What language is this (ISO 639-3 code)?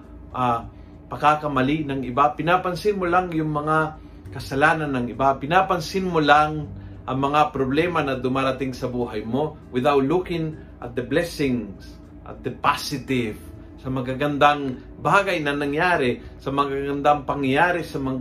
fil